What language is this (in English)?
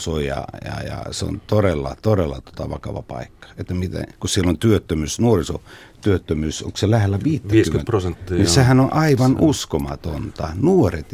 Finnish